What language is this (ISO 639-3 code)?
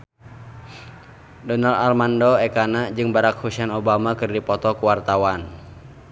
sun